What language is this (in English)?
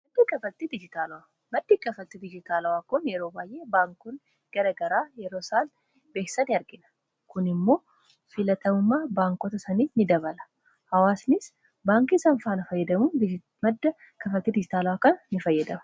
Oromo